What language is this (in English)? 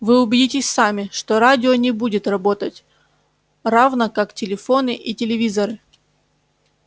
Russian